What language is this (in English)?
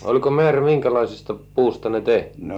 Finnish